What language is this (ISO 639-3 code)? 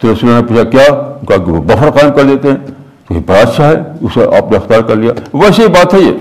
urd